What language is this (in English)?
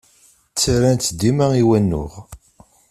Kabyle